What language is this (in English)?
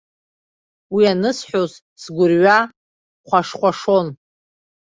Abkhazian